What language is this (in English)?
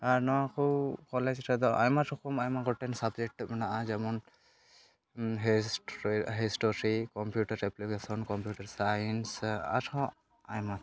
Santali